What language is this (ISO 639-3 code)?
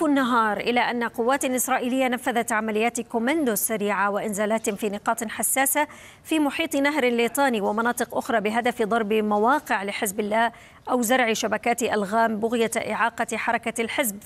ara